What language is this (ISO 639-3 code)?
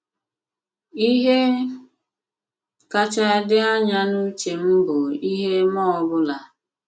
ibo